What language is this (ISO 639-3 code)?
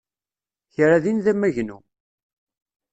kab